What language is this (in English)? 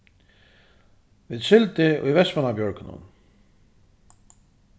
Faroese